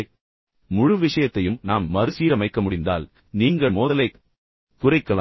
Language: Tamil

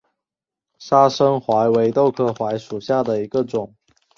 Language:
Chinese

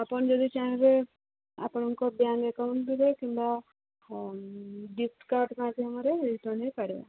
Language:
Odia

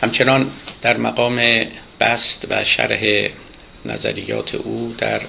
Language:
Persian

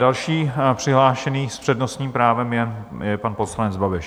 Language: Czech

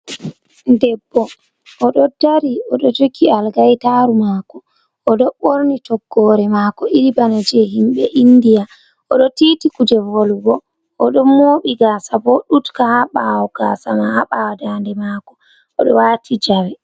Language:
Fula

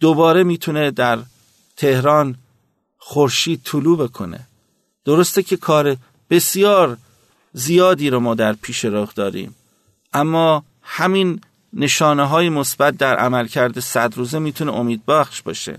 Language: Persian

